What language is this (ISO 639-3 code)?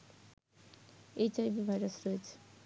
ben